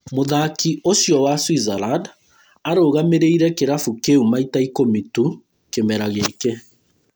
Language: Kikuyu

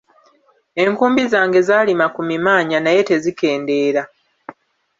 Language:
Ganda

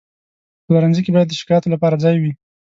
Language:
Pashto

